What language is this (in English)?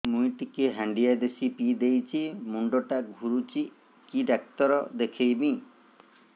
Odia